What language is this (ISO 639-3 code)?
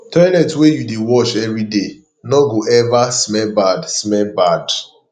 pcm